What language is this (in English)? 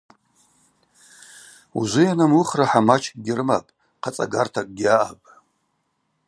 Abaza